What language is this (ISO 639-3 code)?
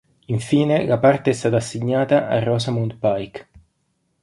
ita